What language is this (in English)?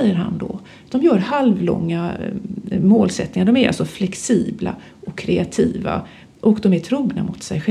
Swedish